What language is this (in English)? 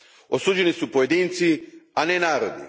Croatian